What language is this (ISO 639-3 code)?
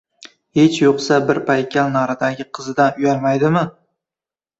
uzb